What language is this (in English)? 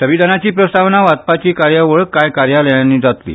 Konkani